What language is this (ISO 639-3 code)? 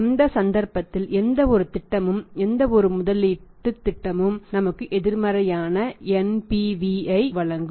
tam